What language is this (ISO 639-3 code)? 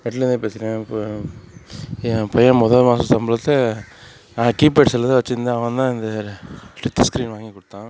tam